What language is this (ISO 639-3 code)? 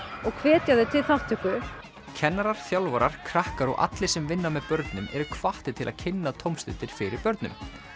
isl